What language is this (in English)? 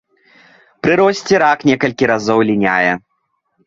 Belarusian